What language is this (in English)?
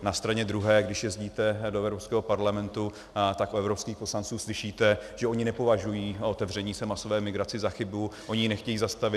Czech